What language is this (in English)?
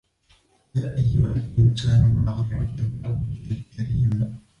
Arabic